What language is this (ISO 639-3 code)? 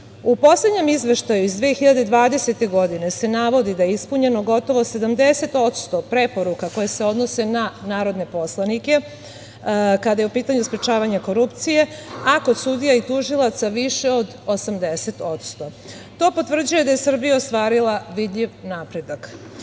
srp